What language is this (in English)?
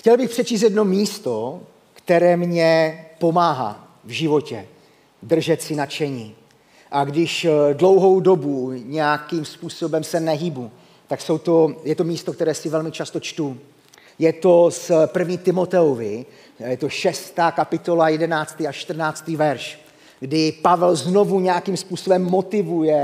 Czech